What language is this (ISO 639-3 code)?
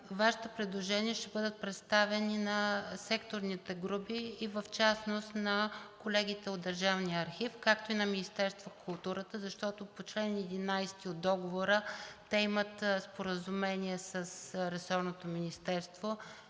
bul